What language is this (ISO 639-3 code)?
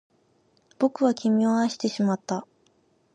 jpn